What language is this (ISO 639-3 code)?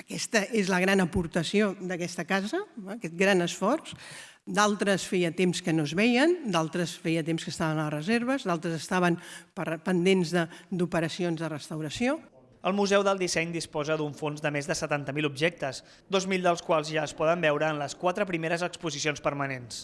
cat